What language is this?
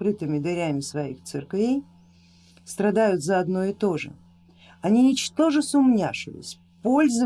Russian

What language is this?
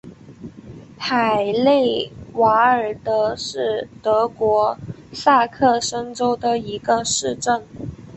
Chinese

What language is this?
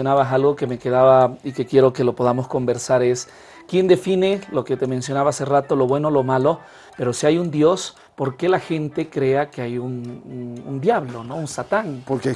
Spanish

